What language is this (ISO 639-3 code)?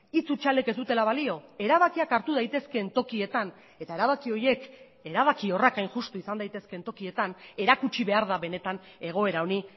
eus